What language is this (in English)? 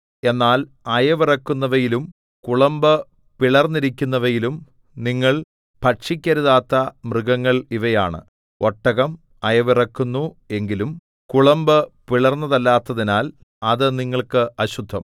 Malayalam